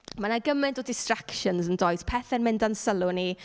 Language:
Welsh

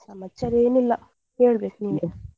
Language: Kannada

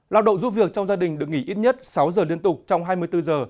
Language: Vietnamese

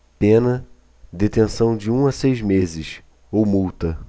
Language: Portuguese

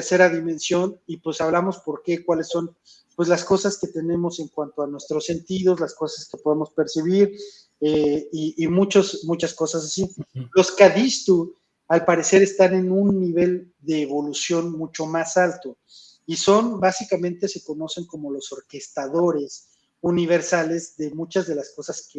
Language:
Spanish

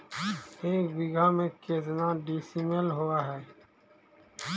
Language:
Magahi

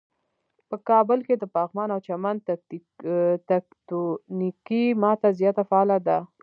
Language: Pashto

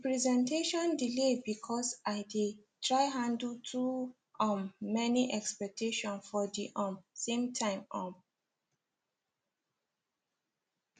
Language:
Nigerian Pidgin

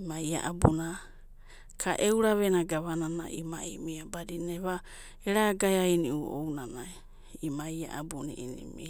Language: Abadi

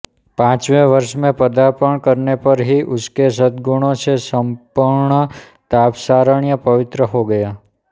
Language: Hindi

